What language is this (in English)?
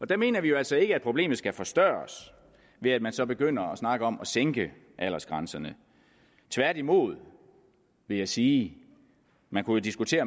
Danish